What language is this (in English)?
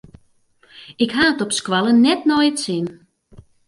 Western Frisian